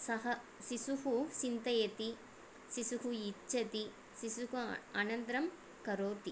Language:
Sanskrit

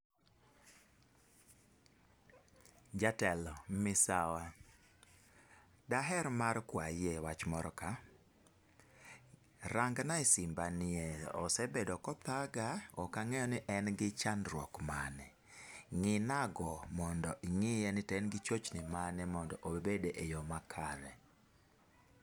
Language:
Luo (Kenya and Tanzania)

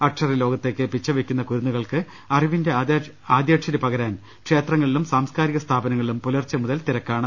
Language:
Malayalam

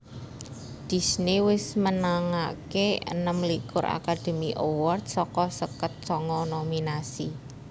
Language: Javanese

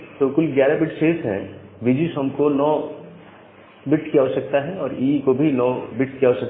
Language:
Hindi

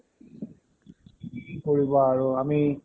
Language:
Assamese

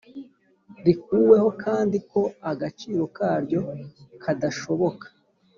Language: Kinyarwanda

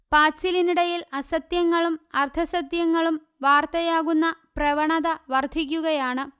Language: Malayalam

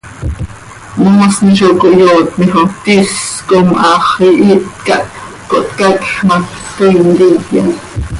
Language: Seri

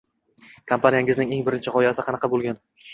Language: Uzbek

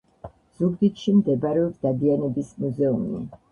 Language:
Georgian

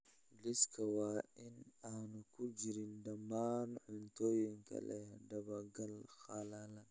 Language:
Somali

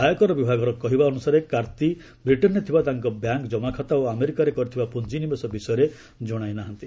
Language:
Odia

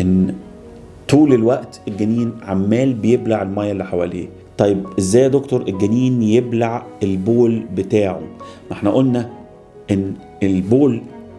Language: Arabic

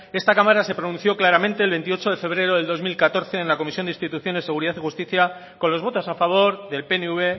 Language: Spanish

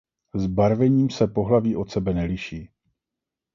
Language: Czech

